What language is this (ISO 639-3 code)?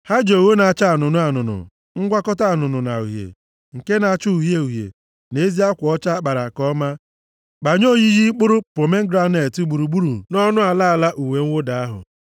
ibo